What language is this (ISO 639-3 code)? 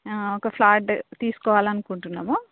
tel